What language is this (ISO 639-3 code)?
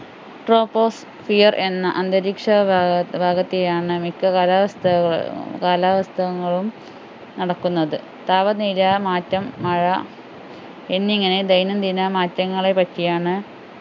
mal